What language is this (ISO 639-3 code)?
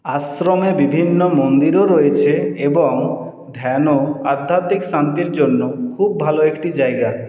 ben